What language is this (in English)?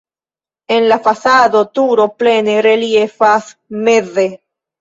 Esperanto